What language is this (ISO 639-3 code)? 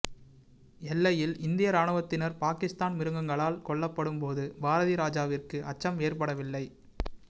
tam